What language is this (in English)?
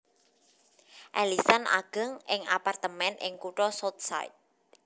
Javanese